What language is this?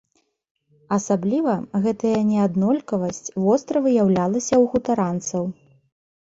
Belarusian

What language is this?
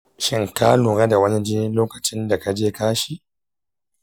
Hausa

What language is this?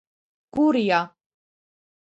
Georgian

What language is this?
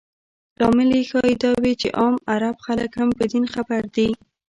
Pashto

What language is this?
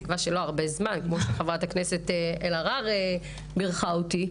Hebrew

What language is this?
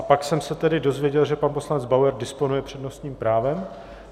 Czech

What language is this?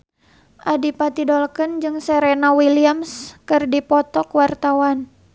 Sundanese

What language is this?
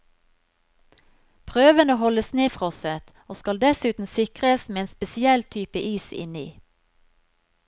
Norwegian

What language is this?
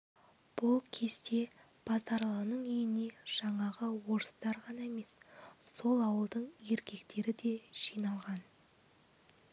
Kazakh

